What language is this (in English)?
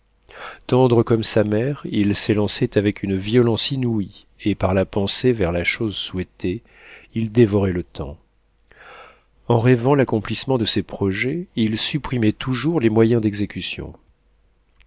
French